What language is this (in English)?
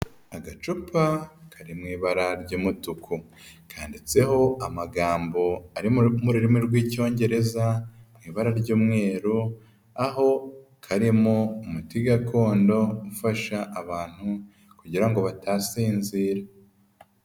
Kinyarwanda